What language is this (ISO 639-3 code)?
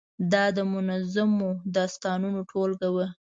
pus